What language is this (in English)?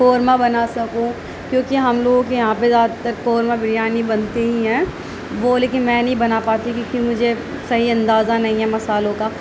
Urdu